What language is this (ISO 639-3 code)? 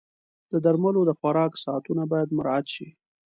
pus